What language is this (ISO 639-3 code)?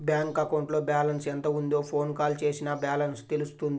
tel